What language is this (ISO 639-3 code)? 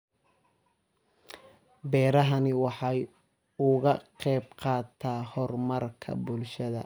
som